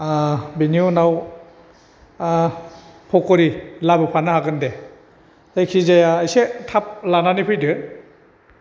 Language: Bodo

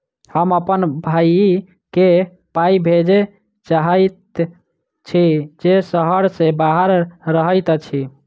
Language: Maithili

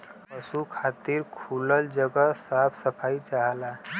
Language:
Bhojpuri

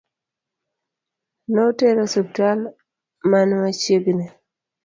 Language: Luo (Kenya and Tanzania)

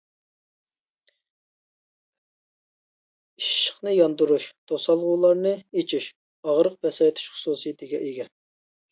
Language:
Uyghur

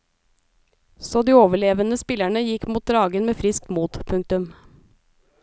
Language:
Norwegian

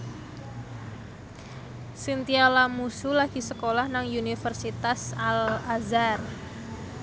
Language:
Javanese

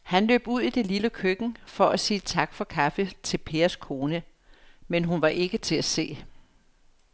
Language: Danish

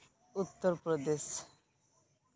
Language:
Santali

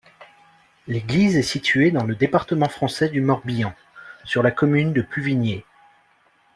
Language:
French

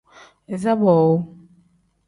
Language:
Tem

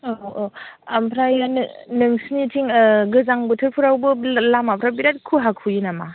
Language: Bodo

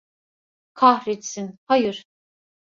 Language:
Turkish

